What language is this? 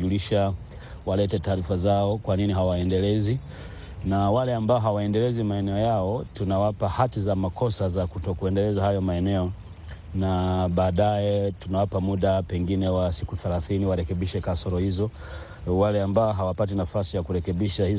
Swahili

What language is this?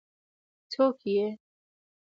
Pashto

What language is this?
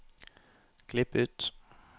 Norwegian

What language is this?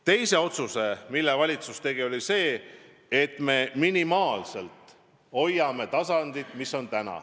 Estonian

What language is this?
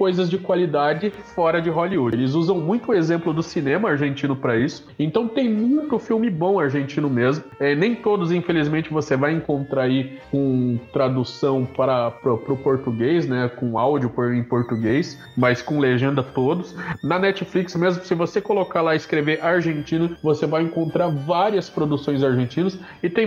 Portuguese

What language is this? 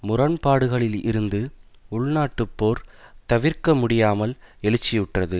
Tamil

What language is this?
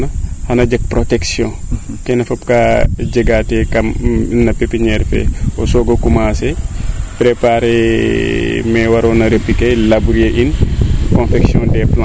Serer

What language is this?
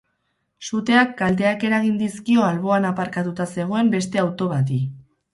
Basque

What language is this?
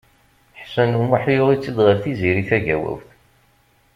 Kabyle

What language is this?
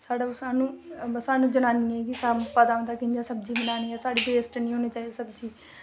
Dogri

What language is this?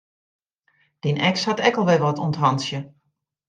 Western Frisian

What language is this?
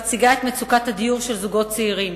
Hebrew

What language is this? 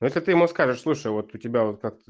Russian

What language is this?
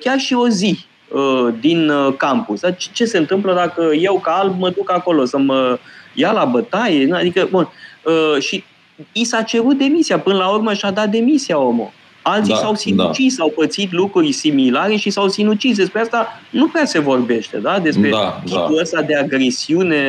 Romanian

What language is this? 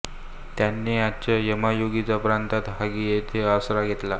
Marathi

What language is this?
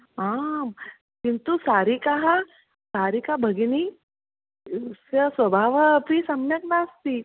Sanskrit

